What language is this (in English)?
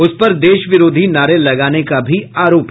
Hindi